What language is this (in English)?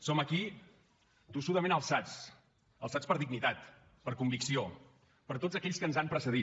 Catalan